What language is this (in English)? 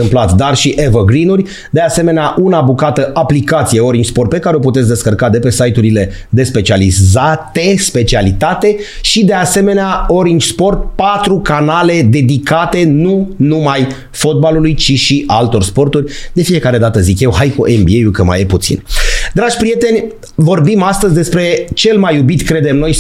Romanian